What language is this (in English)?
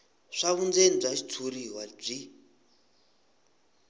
Tsonga